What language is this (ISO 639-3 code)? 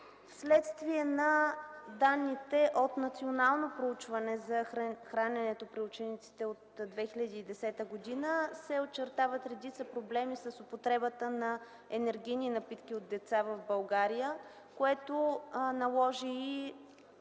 bul